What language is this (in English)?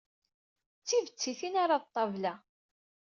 Kabyle